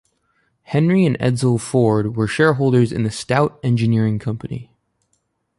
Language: English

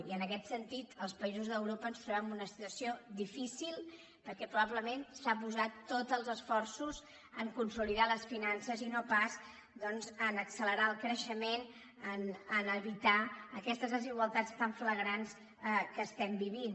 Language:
Catalan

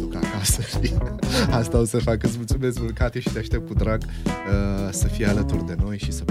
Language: Romanian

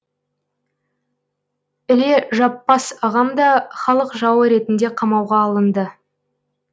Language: Kazakh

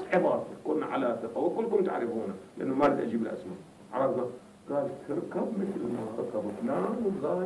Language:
Arabic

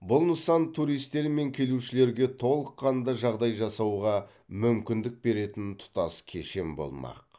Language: Kazakh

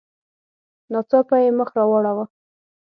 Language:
Pashto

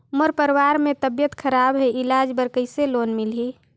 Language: Chhattisgarhi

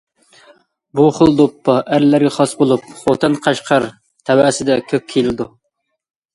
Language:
Uyghur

